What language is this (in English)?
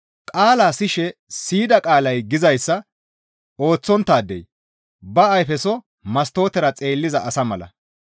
Gamo